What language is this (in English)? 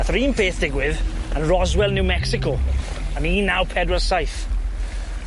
Welsh